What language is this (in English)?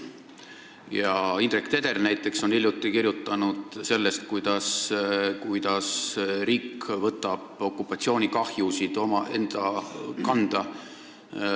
Estonian